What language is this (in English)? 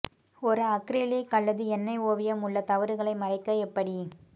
Tamil